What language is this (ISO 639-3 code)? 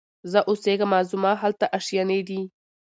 pus